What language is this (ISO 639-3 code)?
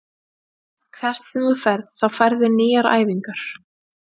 isl